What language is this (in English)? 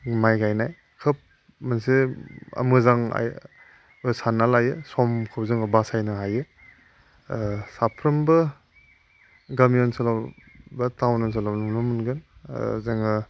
Bodo